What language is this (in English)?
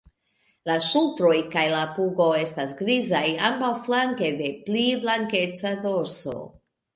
Esperanto